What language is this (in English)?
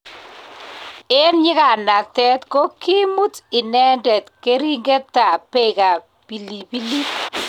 Kalenjin